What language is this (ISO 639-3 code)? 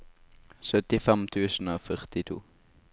nor